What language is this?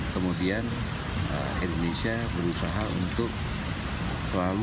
Indonesian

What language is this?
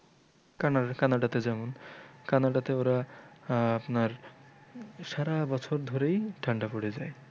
Bangla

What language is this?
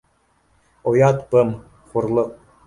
Bashkir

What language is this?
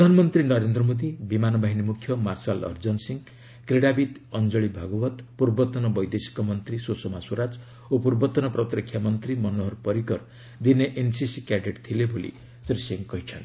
Odia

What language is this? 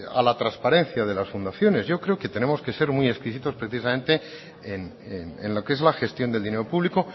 Spanish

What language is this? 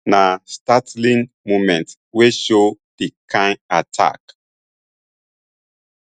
Nigerian Pidgin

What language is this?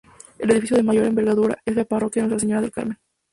Spanish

